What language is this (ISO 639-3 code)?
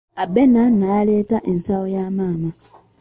lug